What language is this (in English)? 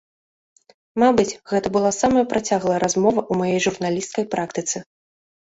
Belarusian